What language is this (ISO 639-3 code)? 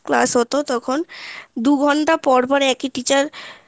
ben